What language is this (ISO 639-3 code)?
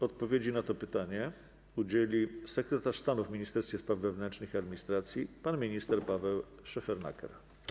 pol